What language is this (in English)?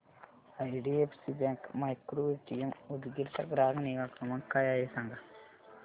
Marathi